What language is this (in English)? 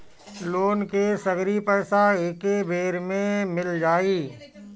Bhojpuri